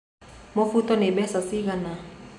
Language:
Kikuyu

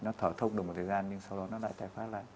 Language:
Vietnamese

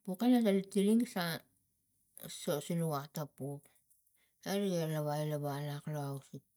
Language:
Tigak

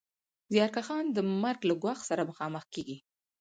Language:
Pashto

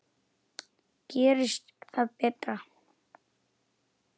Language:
Icelandic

